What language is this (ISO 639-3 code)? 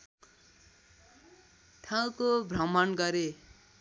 nep